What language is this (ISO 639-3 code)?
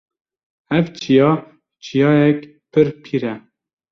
kur